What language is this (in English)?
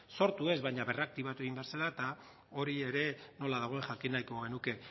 Basque